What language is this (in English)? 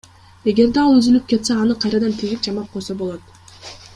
Kyrgyz